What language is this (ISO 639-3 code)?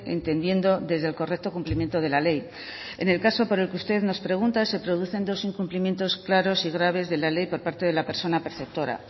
spa